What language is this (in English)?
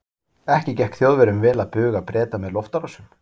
Icelandic